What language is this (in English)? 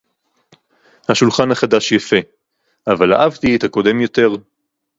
Hebrew